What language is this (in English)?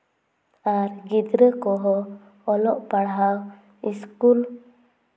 Santali